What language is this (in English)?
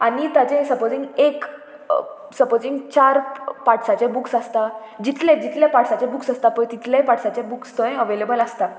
Konkani